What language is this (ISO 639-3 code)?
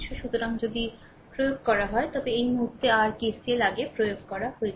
ben